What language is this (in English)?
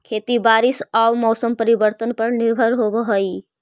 Magahi